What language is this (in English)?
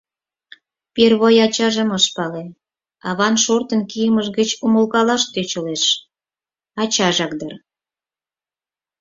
Mari